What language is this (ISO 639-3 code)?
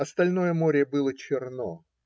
rus